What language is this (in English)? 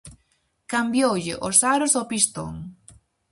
Galician